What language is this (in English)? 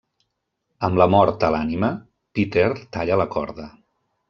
Catalan